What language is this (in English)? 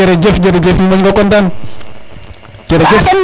Serer